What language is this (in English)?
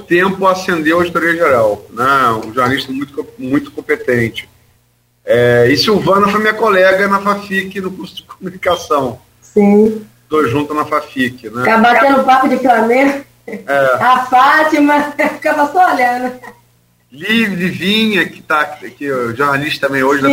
Portuguese